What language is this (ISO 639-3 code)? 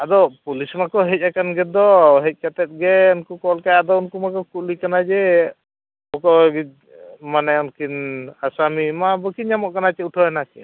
sat